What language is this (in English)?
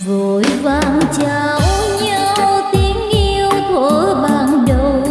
Vietnamese